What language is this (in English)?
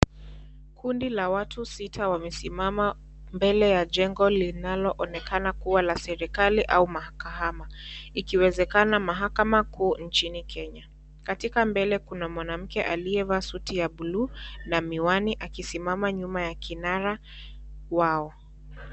Swahili